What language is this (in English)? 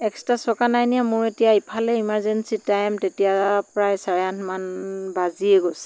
Assamese